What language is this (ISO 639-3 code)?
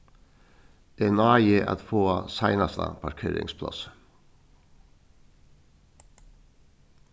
fao